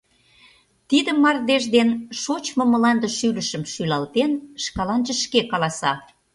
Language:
Mari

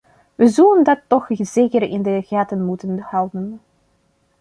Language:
Dutch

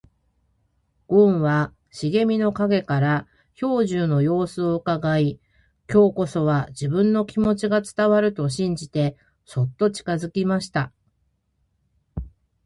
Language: Japanese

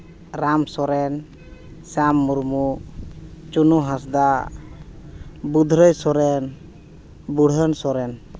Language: Santali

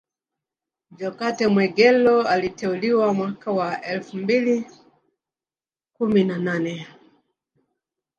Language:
Swahili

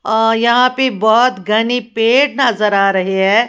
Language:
Hindi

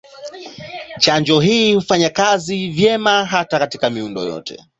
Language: Swahili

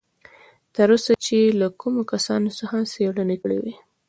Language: Pashto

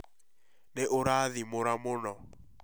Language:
Kikuyu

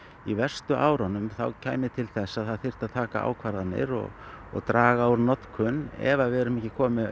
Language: Icelandic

